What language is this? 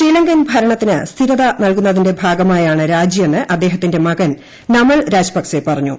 Malayalam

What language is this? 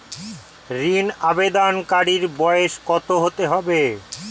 Bangla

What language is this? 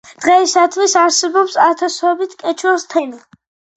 Georgian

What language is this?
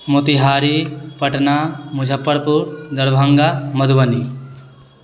Maithili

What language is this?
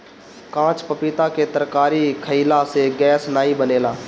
Bhojpuri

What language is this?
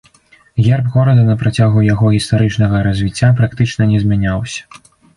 Belarusian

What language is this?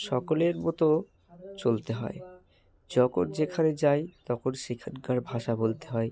Bangla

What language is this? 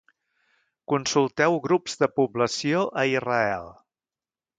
Catalan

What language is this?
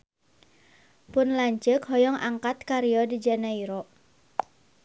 Sundanese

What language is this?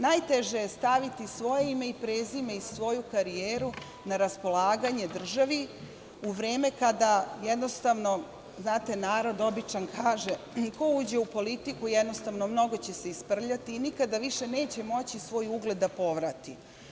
Serbian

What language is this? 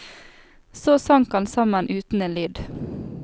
Norwegian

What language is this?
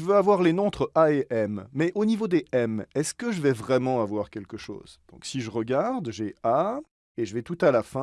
French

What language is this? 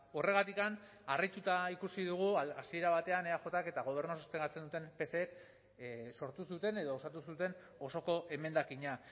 Basque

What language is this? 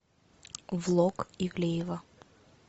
Russian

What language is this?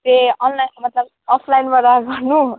Nepali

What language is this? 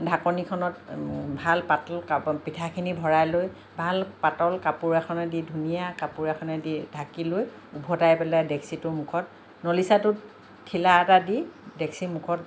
Assamese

